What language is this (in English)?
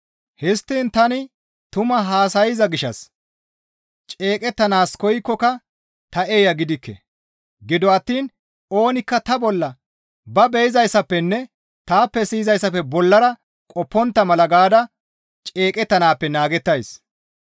Gamo